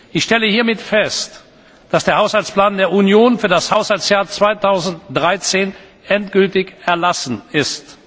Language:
German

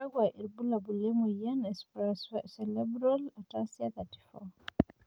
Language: Masai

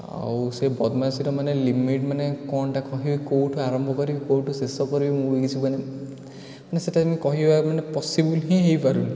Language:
Odia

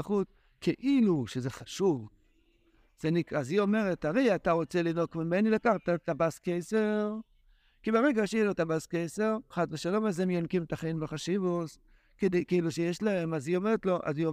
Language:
Hebrew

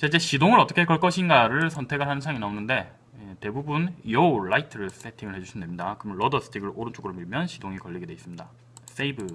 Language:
Korean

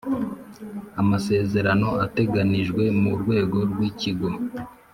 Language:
Kinyarwanda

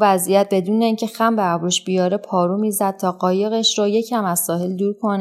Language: Persian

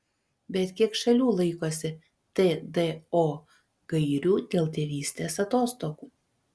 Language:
Lithuanian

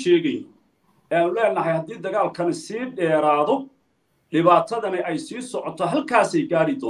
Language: Arabic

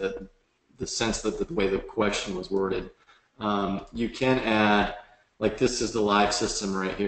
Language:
English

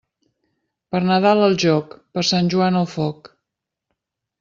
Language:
Catalan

